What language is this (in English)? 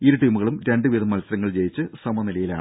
Malayalam